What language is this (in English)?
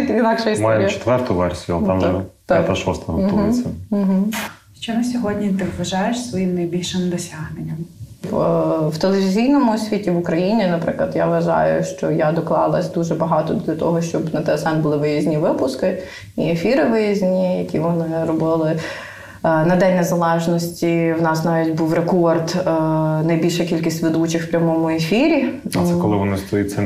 Ukrainian